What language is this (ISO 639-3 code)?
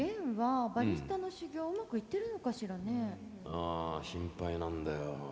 jpn